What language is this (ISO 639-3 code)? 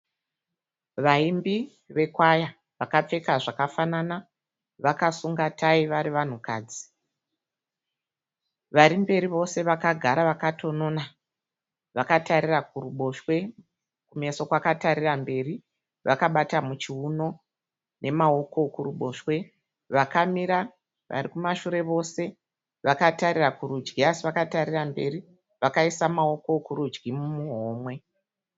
sna